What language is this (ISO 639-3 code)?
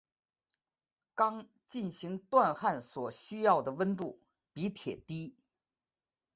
zho